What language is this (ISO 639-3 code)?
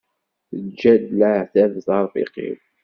kab